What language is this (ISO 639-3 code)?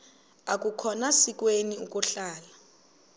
xho